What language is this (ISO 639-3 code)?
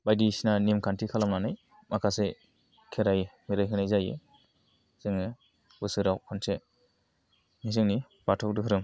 brx